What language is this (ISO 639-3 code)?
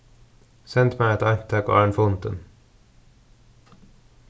fao